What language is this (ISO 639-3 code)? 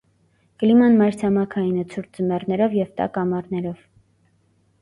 hye